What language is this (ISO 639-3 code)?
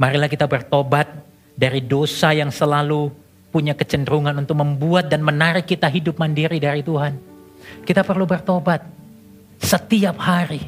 ind